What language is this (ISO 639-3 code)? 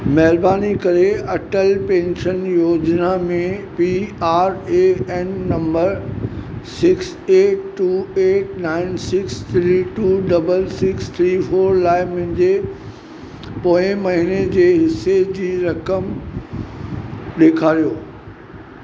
snd